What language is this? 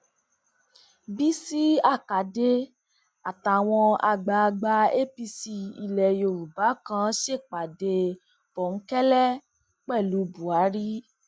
Yoruba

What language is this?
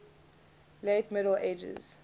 English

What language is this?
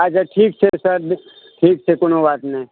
Maithili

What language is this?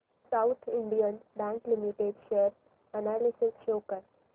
Marathi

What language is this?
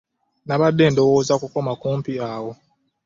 Ganda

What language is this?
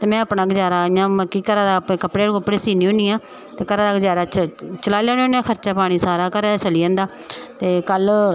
Dogri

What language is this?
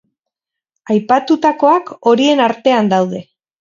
Basque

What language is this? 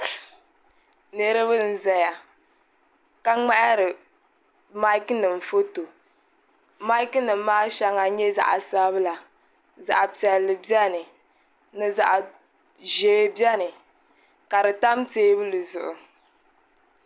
Dagbani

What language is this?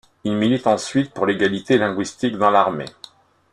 French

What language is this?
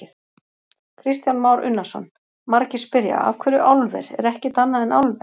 Icelandic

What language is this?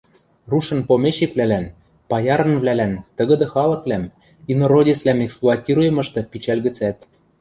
Western Mari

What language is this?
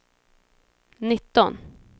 Swedish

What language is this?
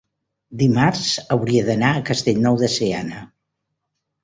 Catalan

